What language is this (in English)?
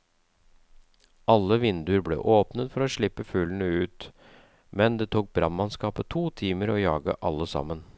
Norwegian